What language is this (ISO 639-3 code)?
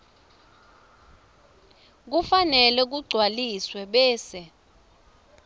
ssw